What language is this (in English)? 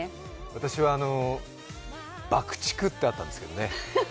Japanese